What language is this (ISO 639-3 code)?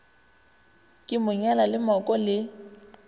nso